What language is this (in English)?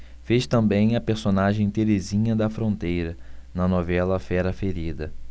Portuguese